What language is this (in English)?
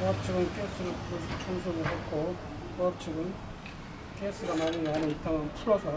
Korean